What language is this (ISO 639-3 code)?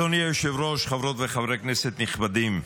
heb